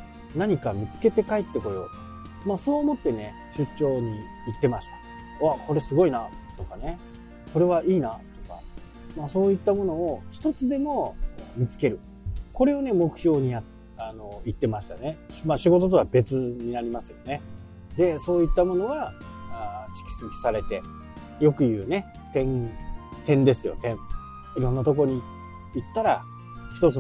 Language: Japanese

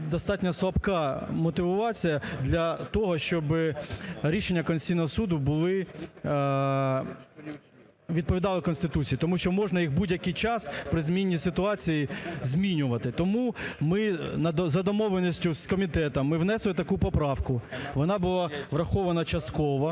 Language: Ukrainian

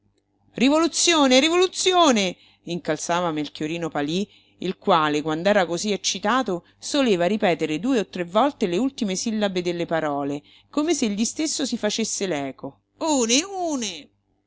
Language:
Italian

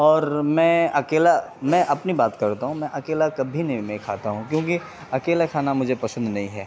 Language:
Urdu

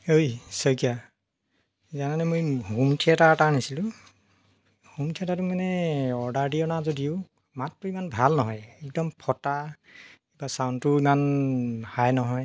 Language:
Assamese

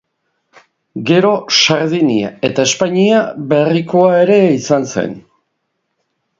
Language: Basque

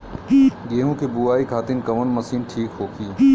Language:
Bhojpuri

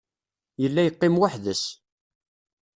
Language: Kabyle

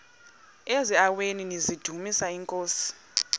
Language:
Xhosa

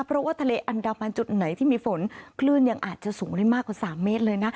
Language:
Thai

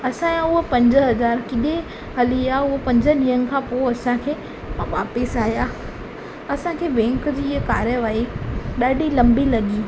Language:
Sindhi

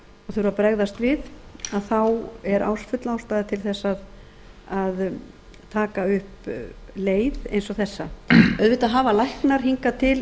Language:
Icelandic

